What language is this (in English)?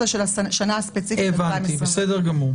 Hebrew